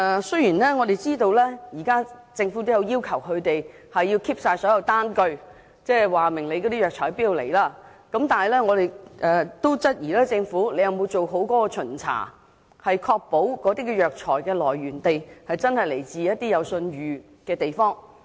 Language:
Cantonese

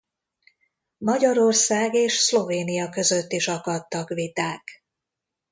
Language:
Hungarian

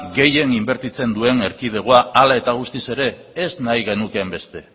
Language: Basque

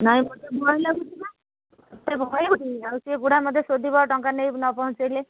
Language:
Odia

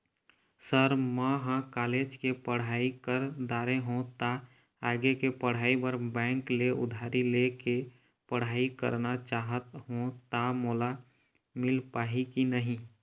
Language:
Chhattisgarhi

